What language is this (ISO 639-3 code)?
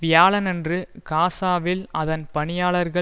tam